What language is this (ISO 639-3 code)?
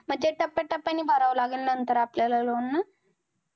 mar